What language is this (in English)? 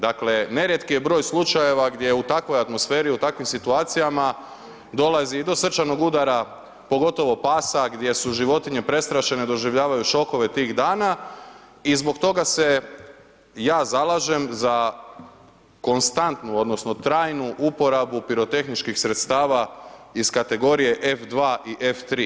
Croatian